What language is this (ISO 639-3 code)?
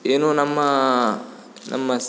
kan